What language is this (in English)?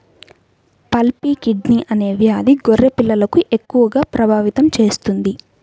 Telugu